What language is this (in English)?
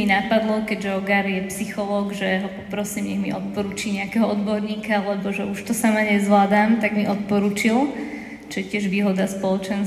Slovak